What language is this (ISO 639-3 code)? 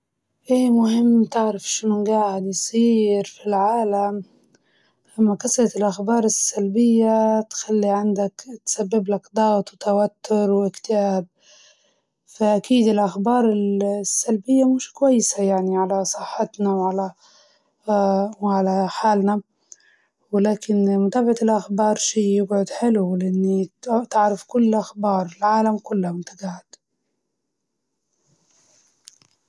ayl